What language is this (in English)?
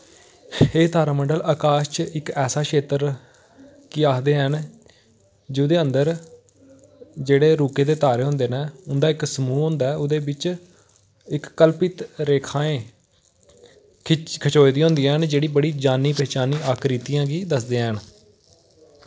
Dogri